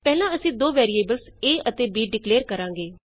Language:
Punjabi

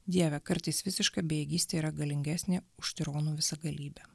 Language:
Lithuanian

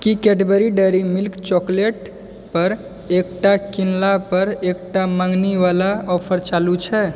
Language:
Maithili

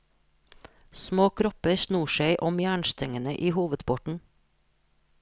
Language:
Norwegian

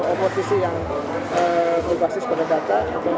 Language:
Indonesian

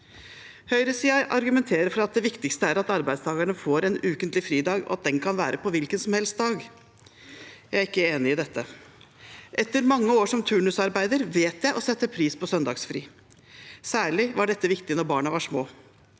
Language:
Norwegian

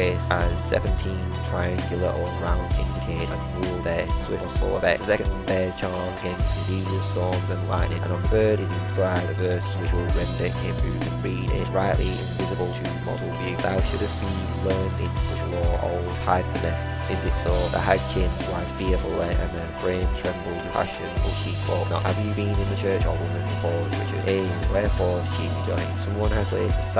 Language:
English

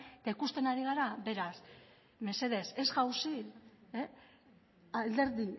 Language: Basque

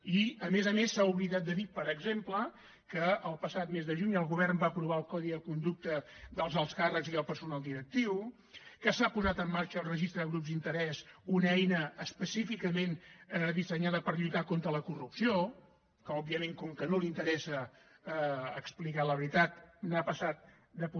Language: Catalan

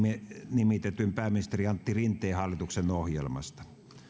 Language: Finnish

